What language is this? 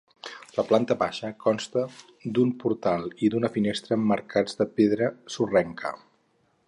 Catalan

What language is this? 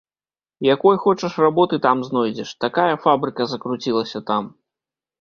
Belarusian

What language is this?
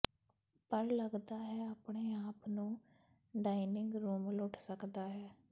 Punjabi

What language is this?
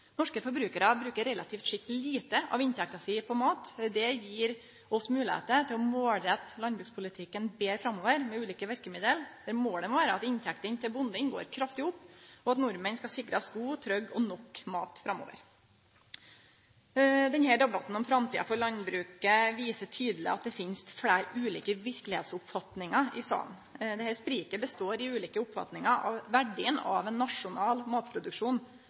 Norwegian Nynorsk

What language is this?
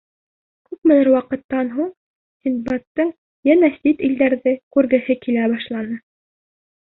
Bashkir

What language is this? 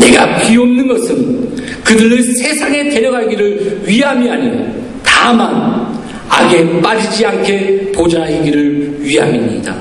Korean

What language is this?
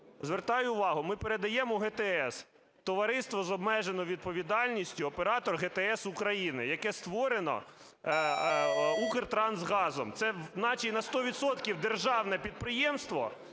Ukrainian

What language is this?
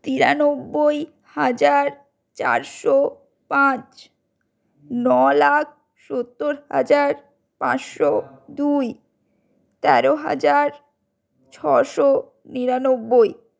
Bangla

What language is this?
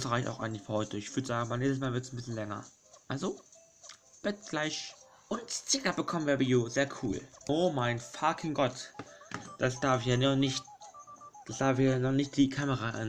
German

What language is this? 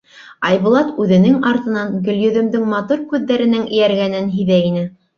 Bashkir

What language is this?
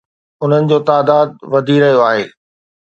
Sindhi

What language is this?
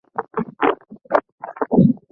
Swahili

